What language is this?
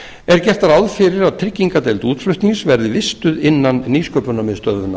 Icelandic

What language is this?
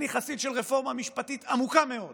Hebrew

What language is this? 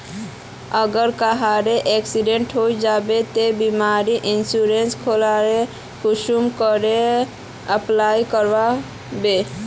Magahi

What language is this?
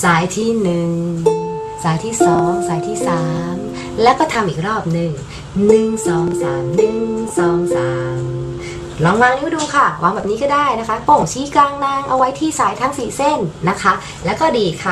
Thai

